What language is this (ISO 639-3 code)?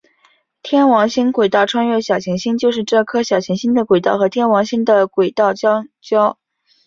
zho